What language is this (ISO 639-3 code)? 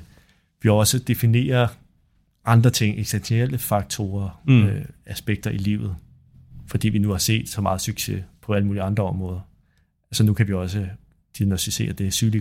dan